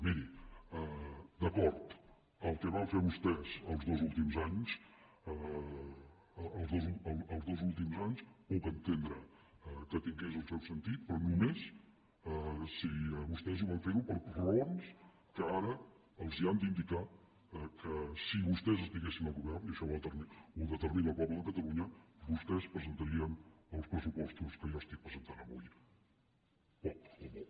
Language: Catalan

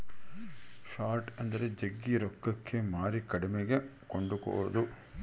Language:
Kannada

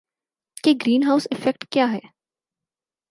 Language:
Urdu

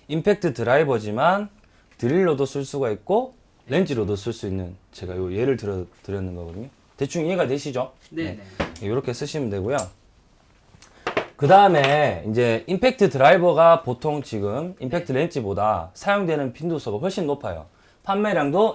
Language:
Korean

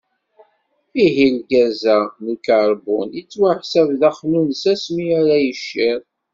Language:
Kabyle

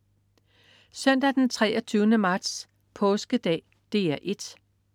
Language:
Danish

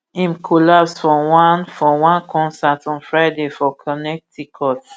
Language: Nigerian Pidgin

